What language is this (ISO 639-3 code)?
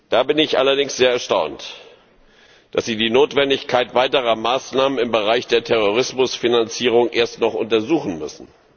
deu